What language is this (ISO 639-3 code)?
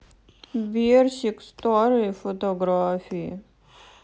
rus